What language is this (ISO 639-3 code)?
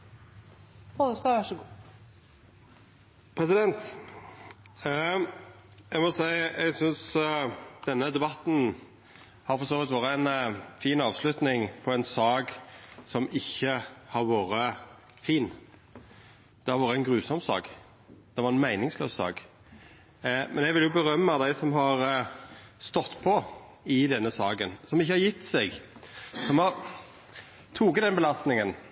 nor